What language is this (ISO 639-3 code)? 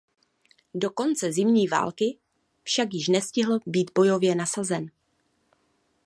ces